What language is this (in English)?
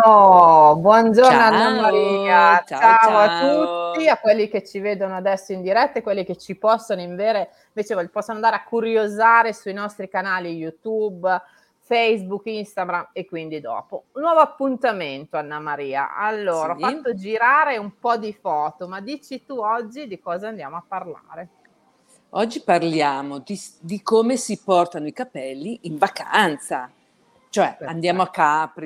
Italian